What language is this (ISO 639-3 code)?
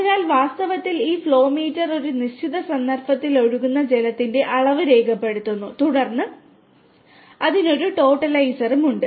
mal